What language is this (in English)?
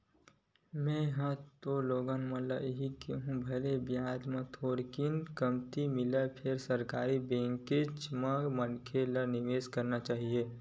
Chhattisgarhi